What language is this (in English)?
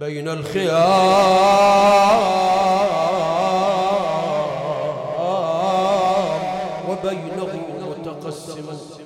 Arabic